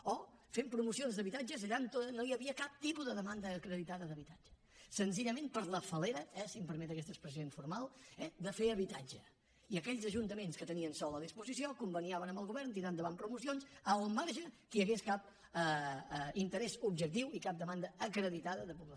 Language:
Catalan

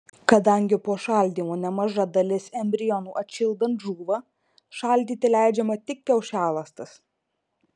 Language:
Lithuanian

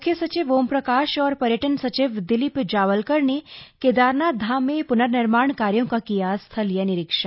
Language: Hindi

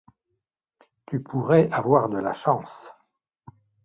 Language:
French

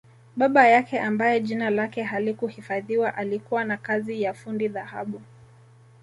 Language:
Swahili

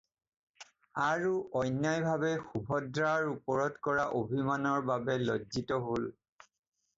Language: Assamese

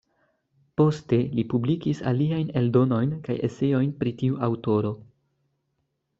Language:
Esperanto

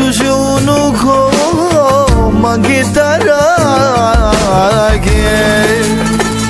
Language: Bulgarian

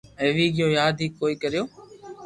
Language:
Loarki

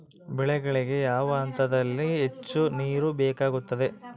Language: Kannada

